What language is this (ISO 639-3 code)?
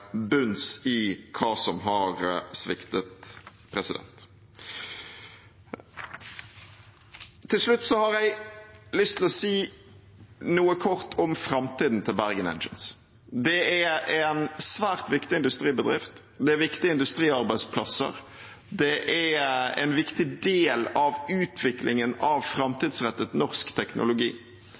nob